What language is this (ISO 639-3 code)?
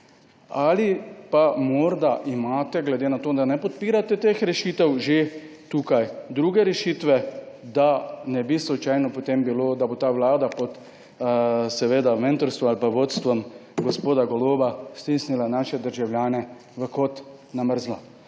slv